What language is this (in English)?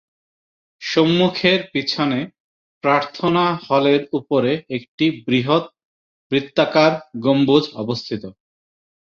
Bangla